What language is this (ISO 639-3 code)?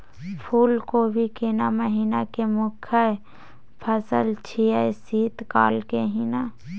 mai